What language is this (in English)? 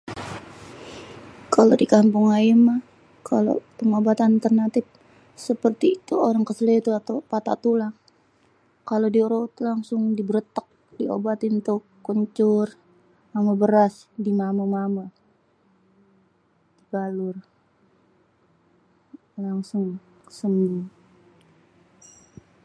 Betawi